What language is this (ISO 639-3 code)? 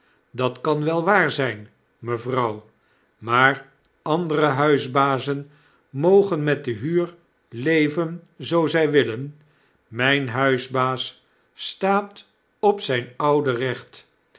nld